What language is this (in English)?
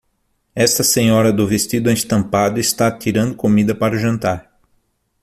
Portuguese